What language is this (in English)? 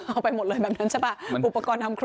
Thai